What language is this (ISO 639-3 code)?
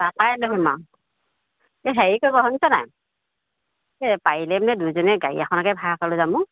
asm